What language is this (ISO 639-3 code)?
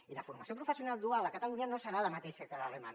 cat